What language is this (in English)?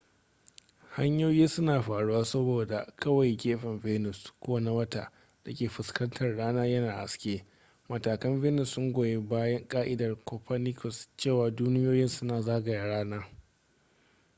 Hausa